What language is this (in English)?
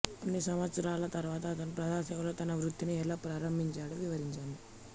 Telugu